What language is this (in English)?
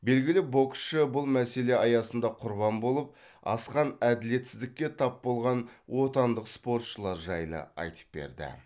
Kazakh